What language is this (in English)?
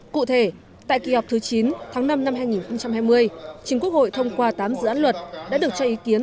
Vietnamese